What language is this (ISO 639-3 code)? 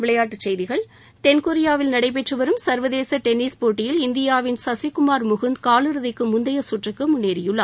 tam